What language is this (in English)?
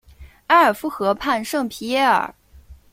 Chinese